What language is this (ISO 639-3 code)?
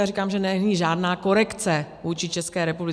ces